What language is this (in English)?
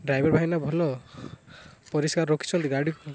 Odia